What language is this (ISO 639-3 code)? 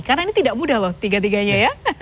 ind